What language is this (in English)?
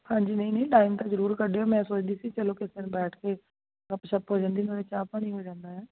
Punjabi